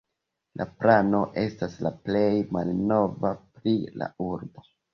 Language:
Esperanto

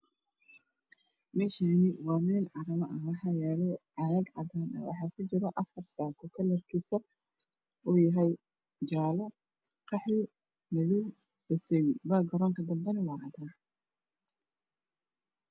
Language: Somali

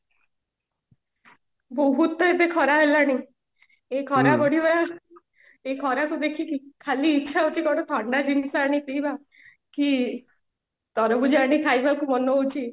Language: Odia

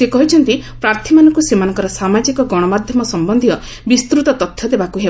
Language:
Odia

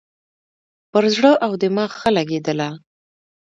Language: Pashto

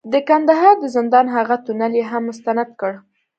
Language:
Pashto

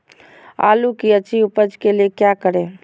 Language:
Magahi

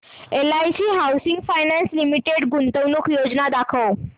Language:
Marathi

